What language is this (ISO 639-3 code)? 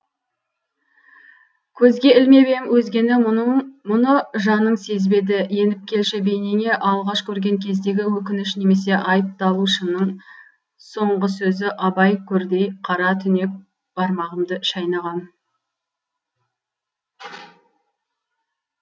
kaz